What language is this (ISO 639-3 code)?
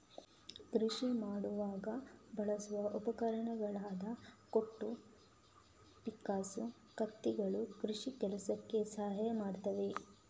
kan